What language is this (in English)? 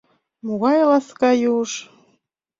Mari